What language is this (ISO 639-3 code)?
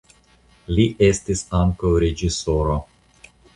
epo